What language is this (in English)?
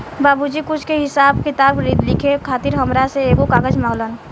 Bhojpuri